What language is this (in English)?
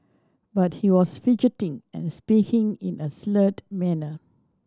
English